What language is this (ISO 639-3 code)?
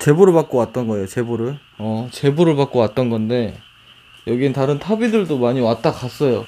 kor